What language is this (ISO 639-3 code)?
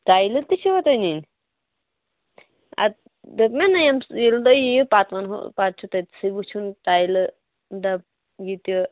kas